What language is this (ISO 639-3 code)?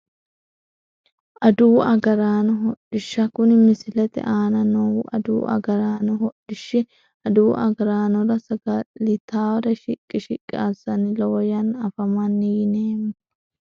sid